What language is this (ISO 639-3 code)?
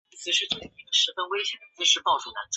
zho